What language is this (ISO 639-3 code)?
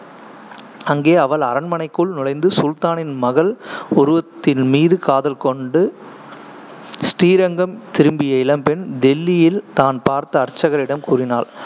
tam